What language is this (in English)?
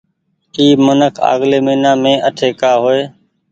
Goaria